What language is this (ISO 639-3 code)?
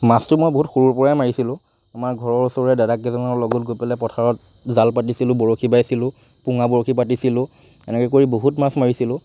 asm